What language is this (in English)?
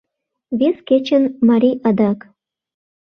Mari